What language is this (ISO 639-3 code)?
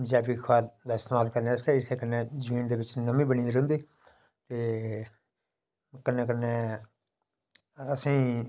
doi